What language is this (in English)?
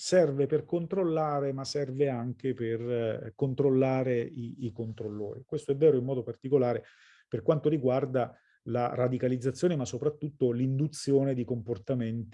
Italian